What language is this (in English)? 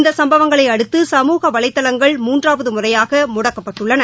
Tamil